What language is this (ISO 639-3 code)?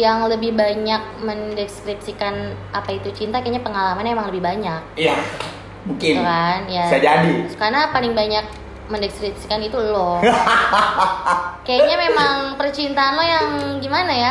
ind